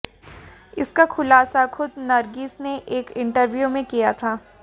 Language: Hindi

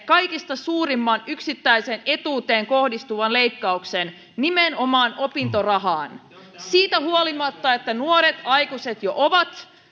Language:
Finnish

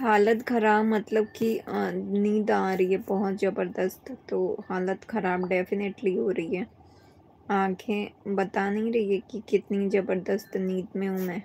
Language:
Hindi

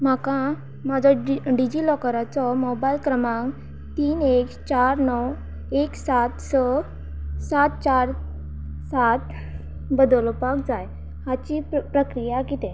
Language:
Konkani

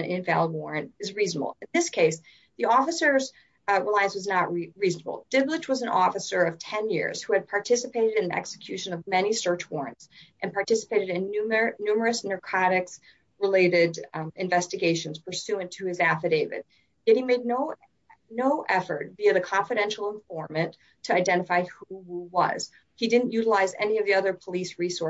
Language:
English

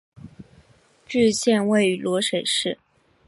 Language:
Chinese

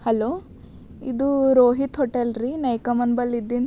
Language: Kannada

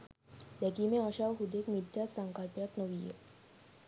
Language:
Sinhala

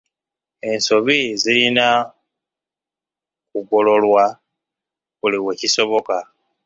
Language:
Ganda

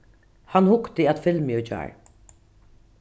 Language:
Faroese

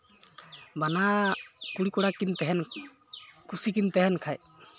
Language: Santali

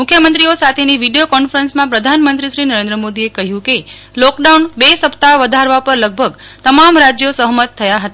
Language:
Gujarati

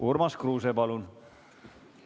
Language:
Estonian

